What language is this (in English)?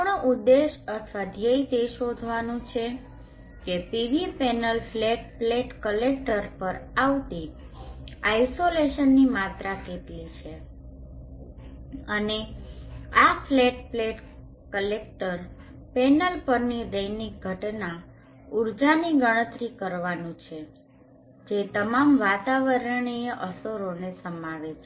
Gujarati